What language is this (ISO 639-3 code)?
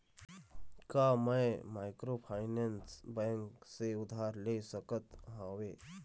hne